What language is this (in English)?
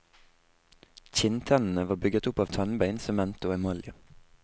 Norwegian